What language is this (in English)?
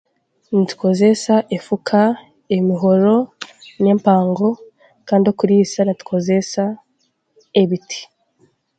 Chiga